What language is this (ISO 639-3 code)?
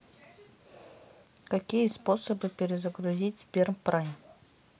rus